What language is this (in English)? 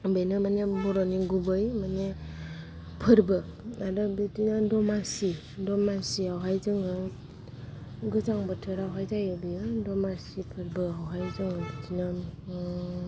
Bodo